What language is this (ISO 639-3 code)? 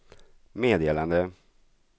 swe